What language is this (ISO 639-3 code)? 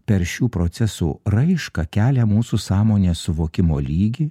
lit